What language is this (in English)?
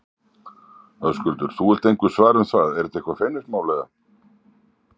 Icelandic